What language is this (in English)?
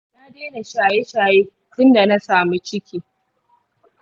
Hausa